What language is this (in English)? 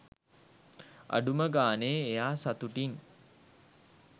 Sinhala